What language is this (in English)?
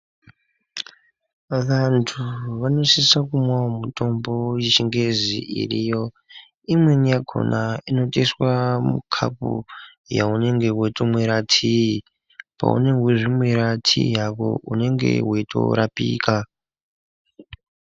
Ndau